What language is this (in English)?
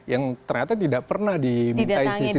Indonesian